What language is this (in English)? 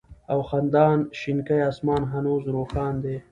Pashto